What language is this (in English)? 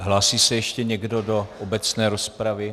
Czech